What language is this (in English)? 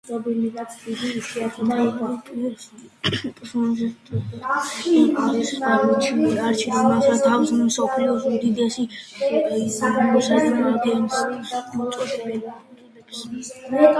Georgian